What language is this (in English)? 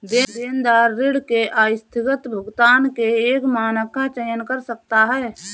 Hindi